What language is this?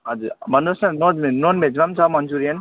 Nepali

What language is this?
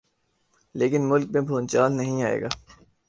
Urdu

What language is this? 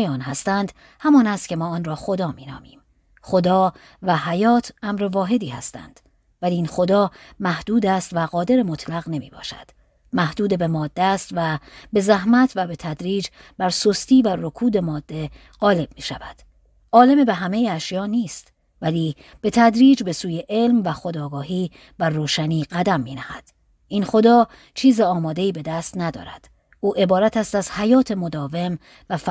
Persian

